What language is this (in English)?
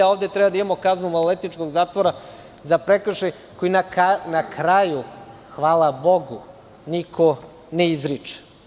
Serbian